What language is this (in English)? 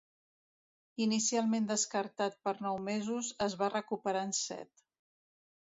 Catalan